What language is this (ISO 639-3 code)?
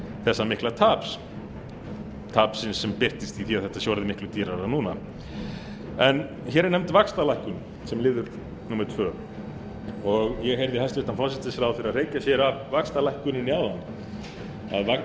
isl